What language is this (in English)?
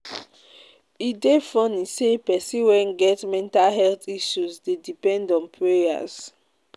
Nigerian Pidgin